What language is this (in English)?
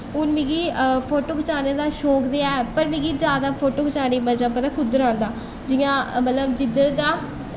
Dogri